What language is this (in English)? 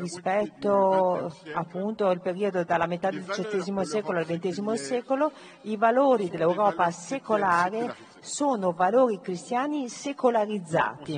Italian